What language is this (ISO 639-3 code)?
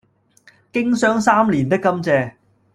yue